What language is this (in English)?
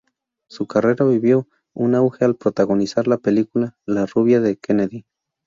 Spanish